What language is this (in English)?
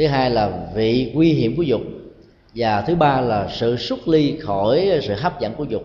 Vietnamese